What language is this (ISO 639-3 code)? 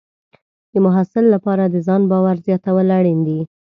pus